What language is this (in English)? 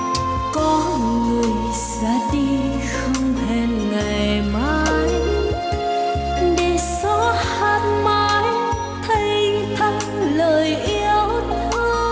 Vietnamese